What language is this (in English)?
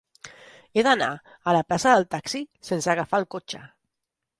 Catalan